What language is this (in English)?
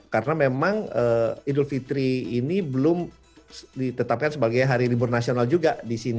Indonesian